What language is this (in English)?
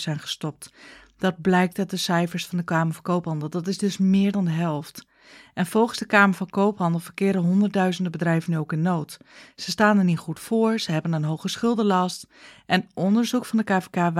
Dutch